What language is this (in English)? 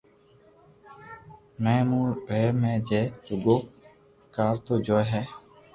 Loarki